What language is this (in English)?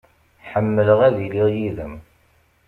Kabyle